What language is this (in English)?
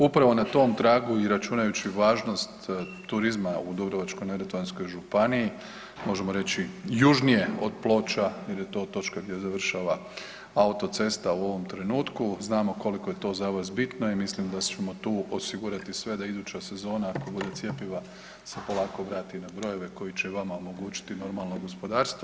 Croatian